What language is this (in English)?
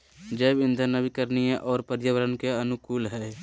Magahi